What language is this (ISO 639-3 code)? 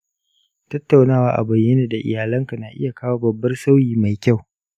hau